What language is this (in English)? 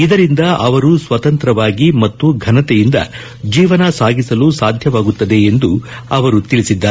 Kannada